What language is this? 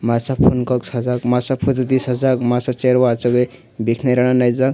Kok Borok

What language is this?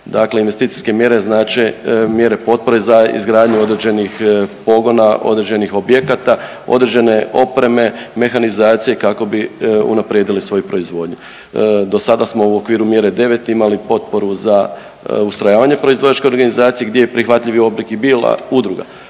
Croatian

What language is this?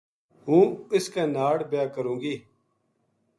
Gujari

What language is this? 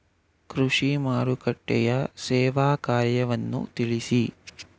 Kannada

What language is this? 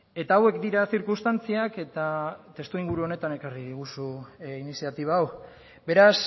Basque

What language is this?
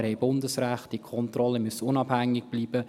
Swiss German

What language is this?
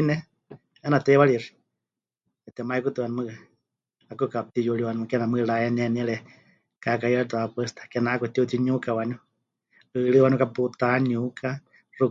Huichol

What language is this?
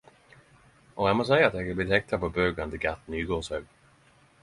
Norwegian Nynorsk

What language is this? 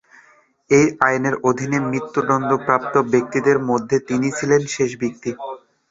Bangla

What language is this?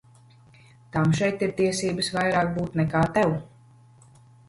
Latvian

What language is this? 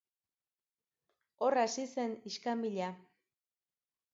Basque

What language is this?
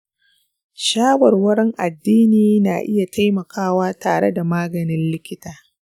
Hausa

